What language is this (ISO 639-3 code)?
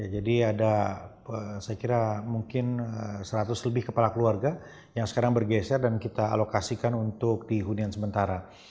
ind